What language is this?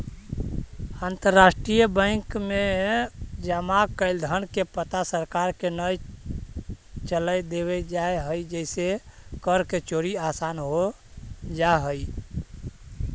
Magahi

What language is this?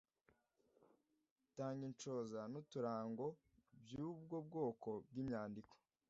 Kinyarwanda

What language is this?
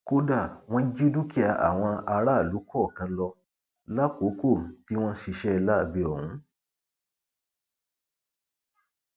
Yoruba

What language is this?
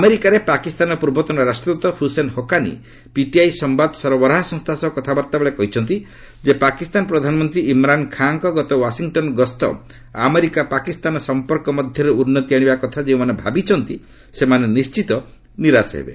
Odia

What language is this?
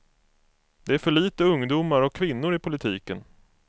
Swedish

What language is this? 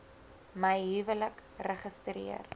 Afrikaans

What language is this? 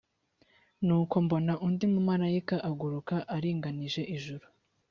Kinyarwanda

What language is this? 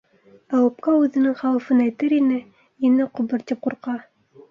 Bashkir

